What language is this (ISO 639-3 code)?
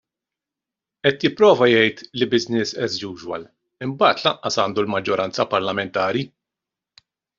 mlt